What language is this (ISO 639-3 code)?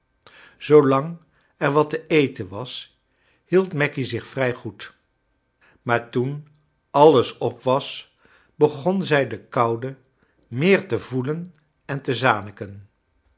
nld